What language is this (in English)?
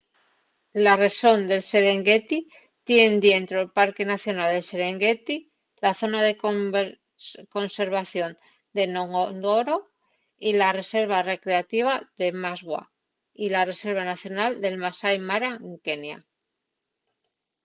Asturian